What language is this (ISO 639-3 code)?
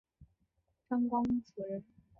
zho